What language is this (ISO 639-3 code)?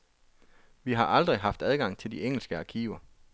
dan